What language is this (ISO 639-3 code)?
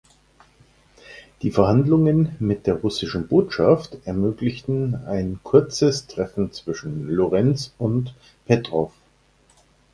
deu